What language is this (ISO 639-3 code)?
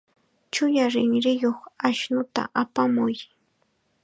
qxa